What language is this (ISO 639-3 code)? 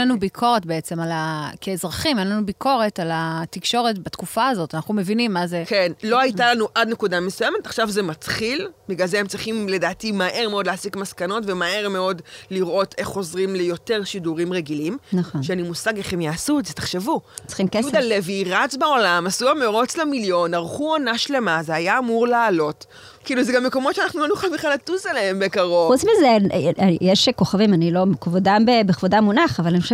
heb